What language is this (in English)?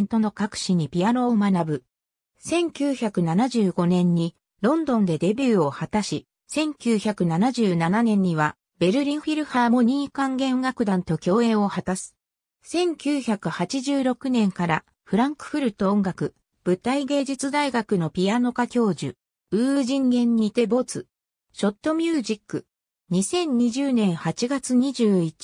Japanese